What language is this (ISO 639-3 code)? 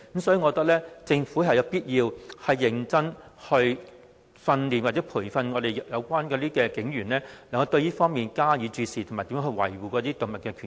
yue